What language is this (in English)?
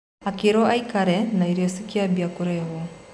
Kikuyu